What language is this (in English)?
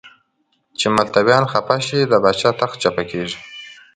Pashto